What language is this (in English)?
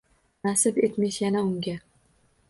Uzbek